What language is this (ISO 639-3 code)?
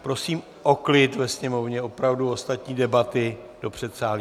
ces